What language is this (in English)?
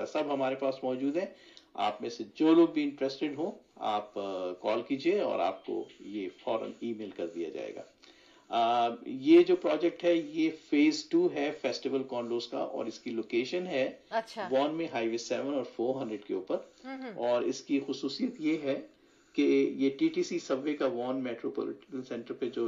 Urdu